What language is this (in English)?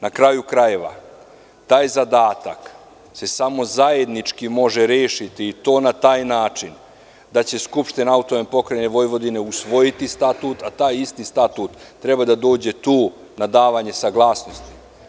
Serbian